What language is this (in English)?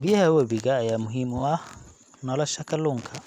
Somali